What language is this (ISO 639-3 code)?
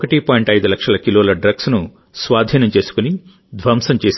tel